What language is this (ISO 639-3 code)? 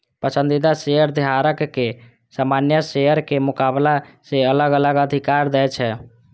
mai